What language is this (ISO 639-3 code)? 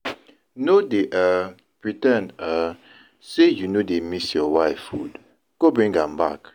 pcm